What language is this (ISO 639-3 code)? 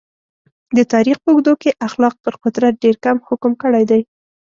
pus